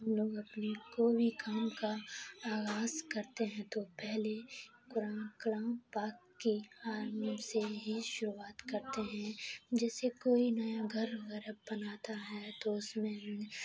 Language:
Urdu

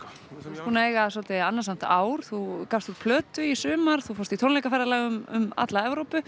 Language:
Icelandic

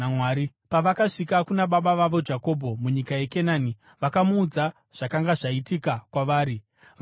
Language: Shona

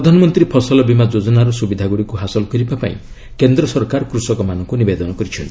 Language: Odia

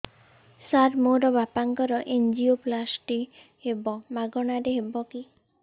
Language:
Odia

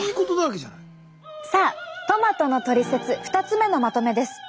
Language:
Japanese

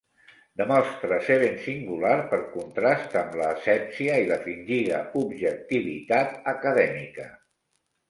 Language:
Catalan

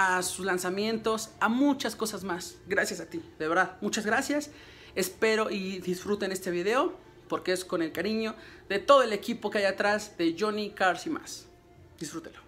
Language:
Spanish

